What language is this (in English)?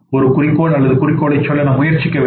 Tamil